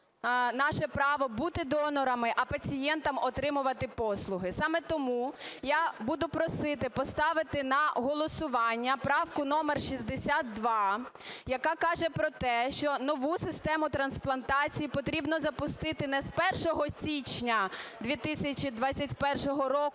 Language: Ukrainian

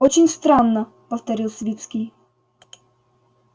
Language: Russian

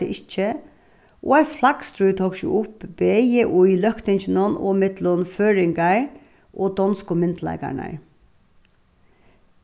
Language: Faroese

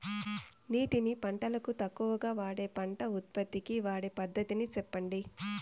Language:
Telugu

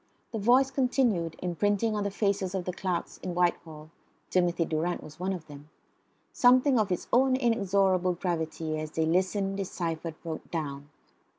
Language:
English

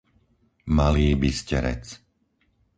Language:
Slovak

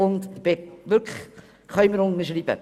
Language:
Swiss German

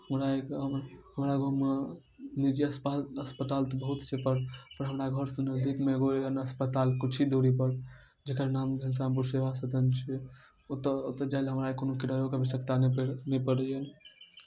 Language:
Maithili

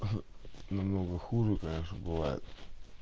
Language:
Russian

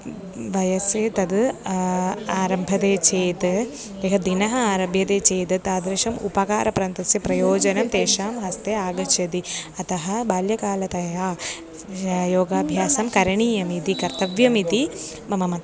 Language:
Sanskrit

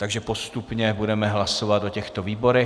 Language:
Czech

